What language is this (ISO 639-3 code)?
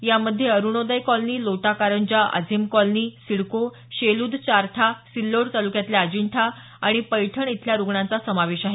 mar